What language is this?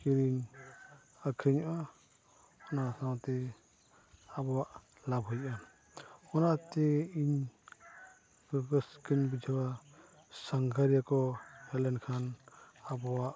Santali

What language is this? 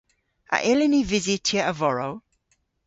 Cornish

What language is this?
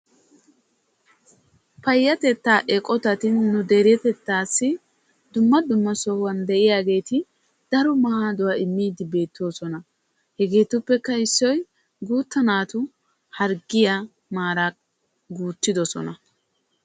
Wolaytta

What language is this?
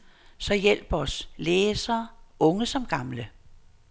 Danish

